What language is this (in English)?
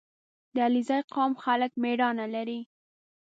Pashto